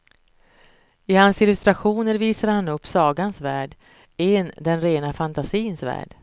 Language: Swedish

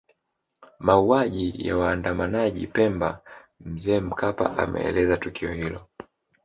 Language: Swahili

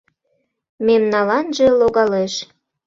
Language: Mari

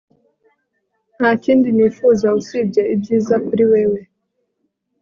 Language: Kinyarwanda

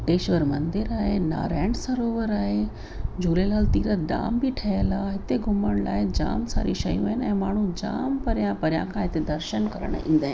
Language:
Sindhi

